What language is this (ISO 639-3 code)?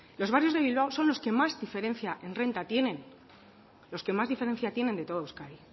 spa